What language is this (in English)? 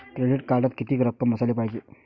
Marathi